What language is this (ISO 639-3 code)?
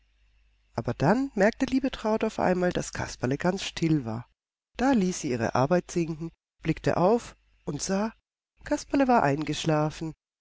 deu